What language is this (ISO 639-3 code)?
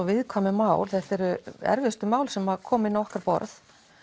isl